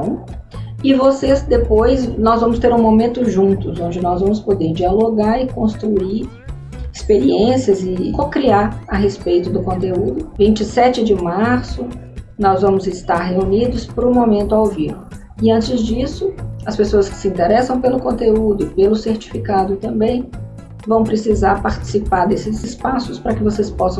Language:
Portuguese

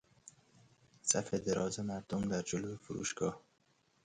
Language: Persian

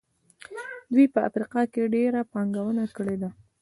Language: Pashto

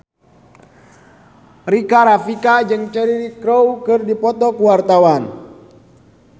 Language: Sundanese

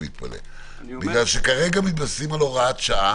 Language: Hebrew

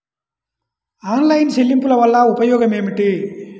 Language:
Telugu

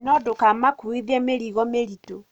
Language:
Kikuyu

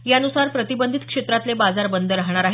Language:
Marathi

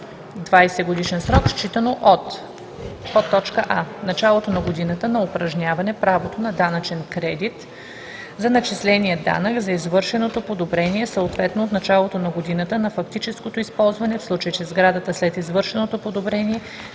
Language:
Bulgarian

